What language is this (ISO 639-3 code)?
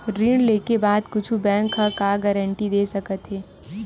hne